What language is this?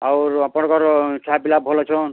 Odia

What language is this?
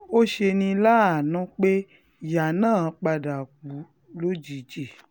Yoruba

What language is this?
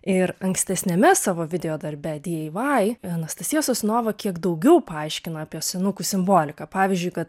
Lithuanian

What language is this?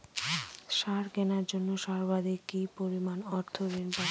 Bangla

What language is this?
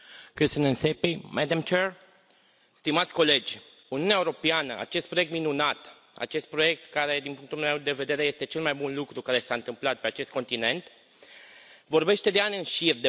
Romanian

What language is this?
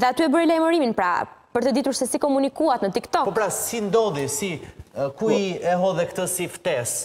Romanian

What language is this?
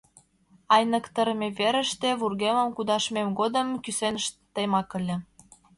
Mari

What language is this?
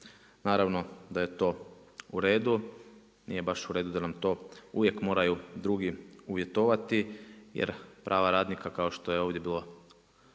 Croatian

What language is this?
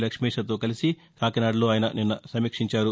Telugu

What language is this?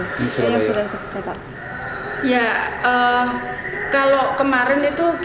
Indonesian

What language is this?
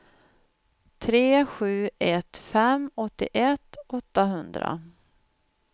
Swedish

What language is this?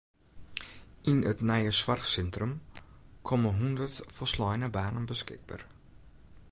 Western Frisian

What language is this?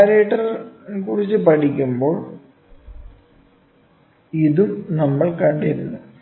Malayalam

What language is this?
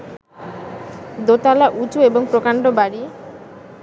Bangla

